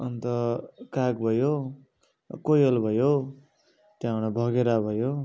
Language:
Nepali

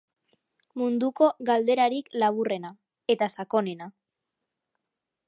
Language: Basque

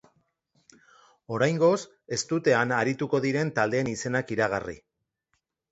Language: Basque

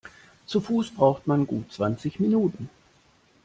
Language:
German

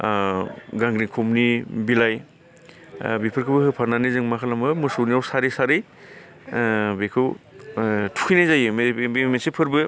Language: Bodo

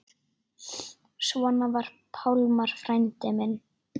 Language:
Icelandic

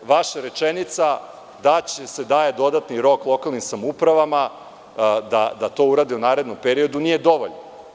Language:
Serbian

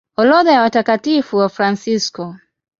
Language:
Swahili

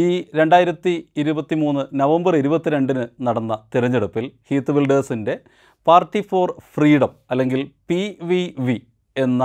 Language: Malayalam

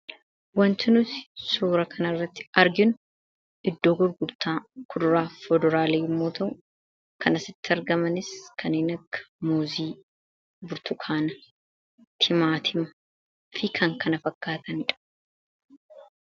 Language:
Oromo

